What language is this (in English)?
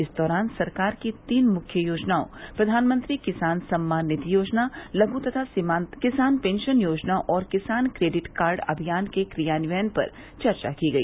Hindi